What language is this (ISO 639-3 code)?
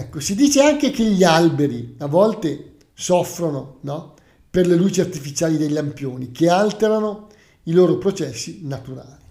ita